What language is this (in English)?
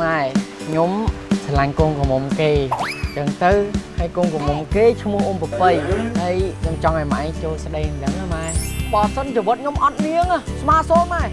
Vietnamese